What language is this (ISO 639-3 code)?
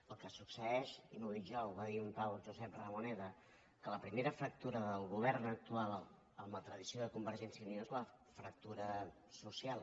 cat